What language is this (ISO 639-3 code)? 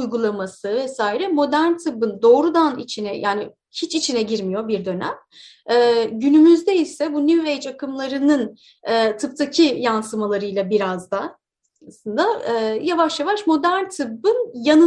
tur